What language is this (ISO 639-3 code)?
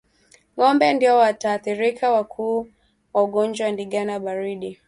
swa